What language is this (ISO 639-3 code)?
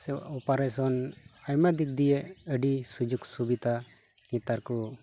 sat